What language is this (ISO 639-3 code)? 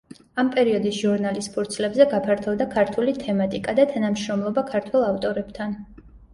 kat